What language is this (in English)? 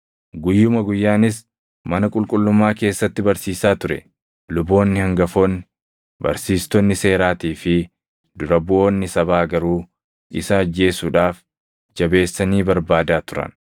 Oromo